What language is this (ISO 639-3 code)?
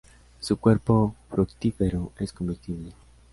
spa